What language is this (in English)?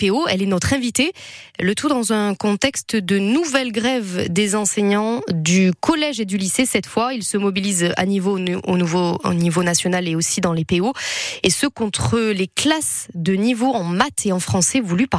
French